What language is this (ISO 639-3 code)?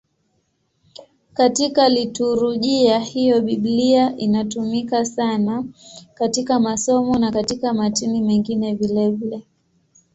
swa